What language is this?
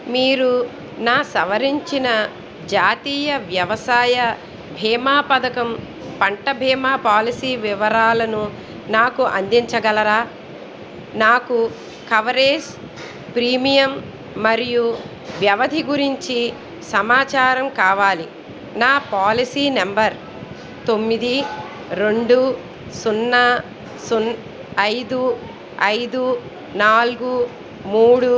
Telugu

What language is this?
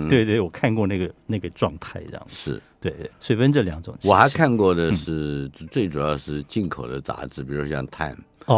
Chinese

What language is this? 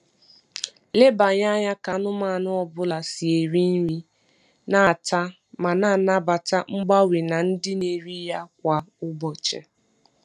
Igbo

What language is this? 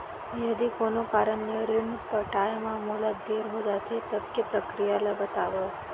Chhattisgarhi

